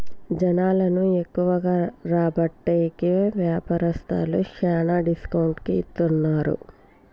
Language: Telugu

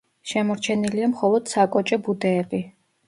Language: Georgian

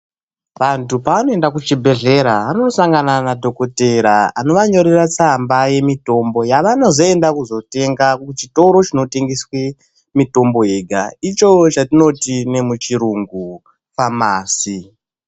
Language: Ndau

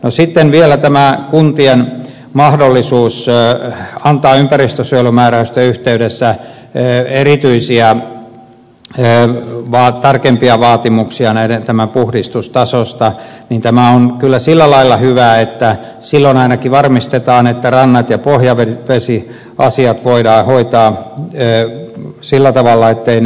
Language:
Finnish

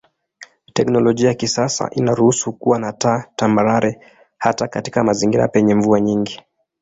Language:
Swahili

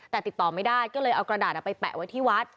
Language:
Thai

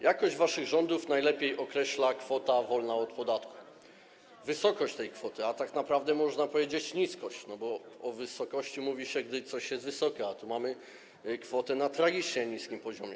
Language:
Polish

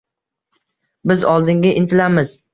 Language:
Uzbek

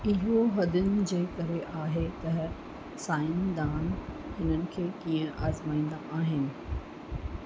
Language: Sindhi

